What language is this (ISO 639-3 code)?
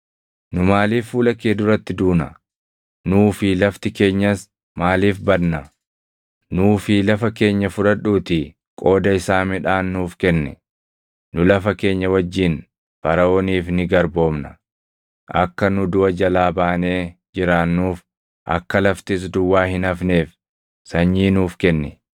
orm